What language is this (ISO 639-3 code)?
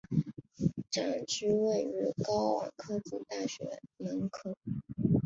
zho